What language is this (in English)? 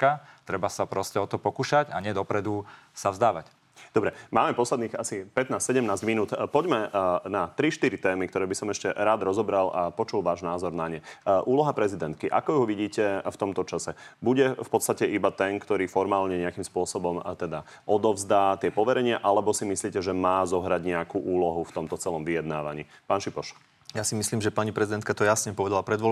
Slovak